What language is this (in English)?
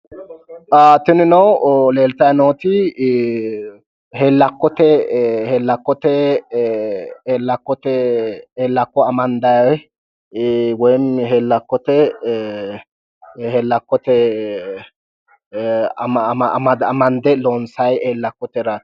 Sidamo